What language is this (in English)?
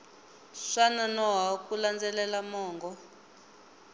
Tsonga